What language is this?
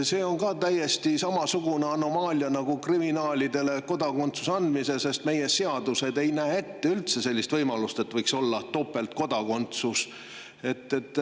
Estonian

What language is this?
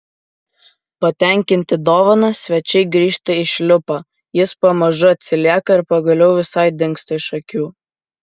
Lithuanian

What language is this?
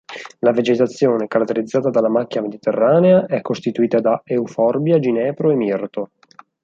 Italian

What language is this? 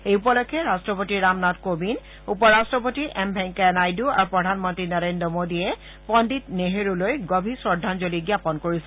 Assamese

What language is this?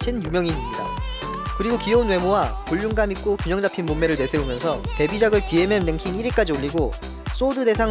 Korean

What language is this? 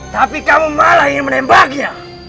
Indonesian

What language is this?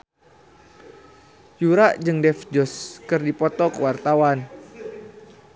Sundanese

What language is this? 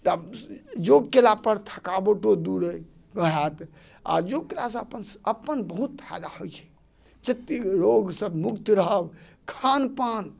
Maithili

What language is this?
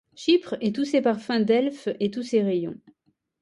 French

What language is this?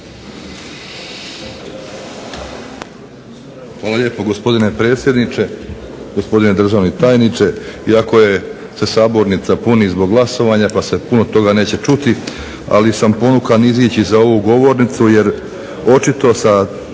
Croatian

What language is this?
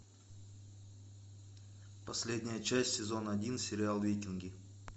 Russian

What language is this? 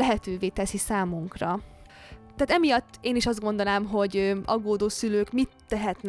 Hungarian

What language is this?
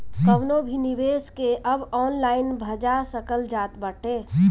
Bhojpuri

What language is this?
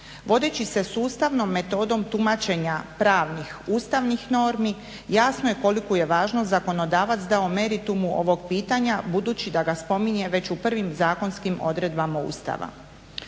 Croatian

